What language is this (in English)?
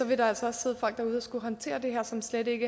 Danish